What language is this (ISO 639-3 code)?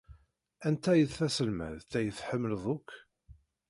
kab